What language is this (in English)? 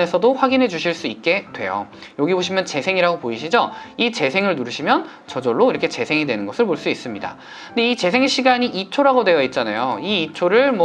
Korean